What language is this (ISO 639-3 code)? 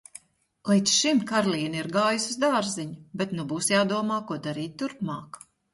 lav